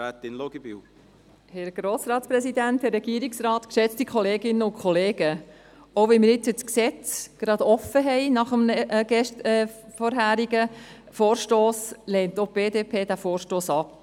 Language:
Swiss German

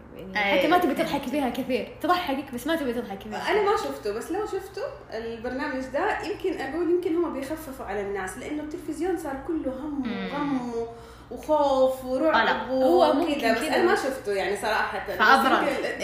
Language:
Arabic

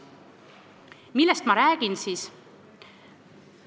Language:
Estonian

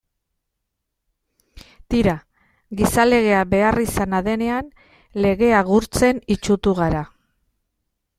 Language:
Basque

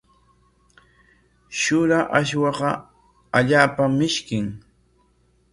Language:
Corongo Ancash Quechua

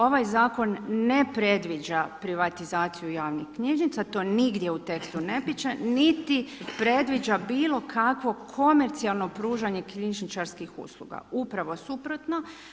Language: Croatian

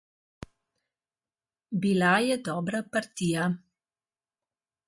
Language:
Slovenian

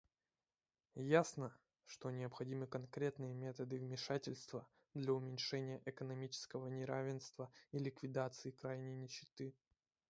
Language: Russian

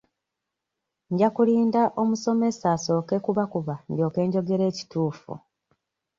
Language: Ganda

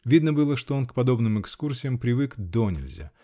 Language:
Russian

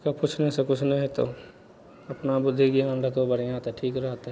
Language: Maithili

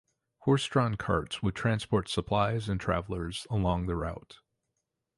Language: English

